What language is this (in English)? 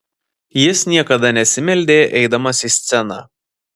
Lithuanian